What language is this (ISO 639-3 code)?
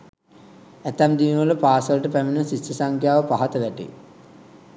sin